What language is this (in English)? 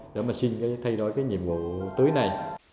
Vietnamese